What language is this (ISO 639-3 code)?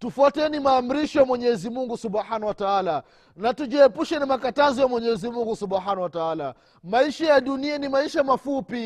swa